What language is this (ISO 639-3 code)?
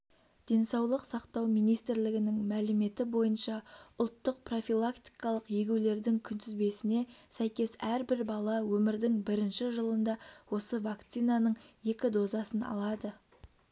kaz